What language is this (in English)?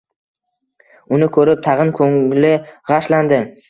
Uzbek